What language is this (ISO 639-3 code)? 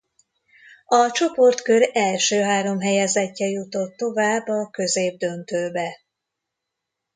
hun